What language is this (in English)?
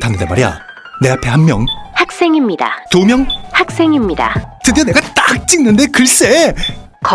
Korean